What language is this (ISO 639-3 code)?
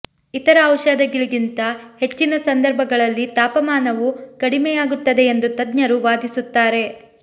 kan